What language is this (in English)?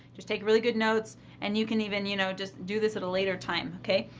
English